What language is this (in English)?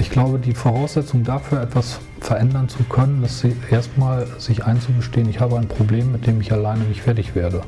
German